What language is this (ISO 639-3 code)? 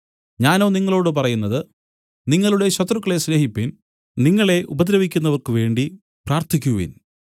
mal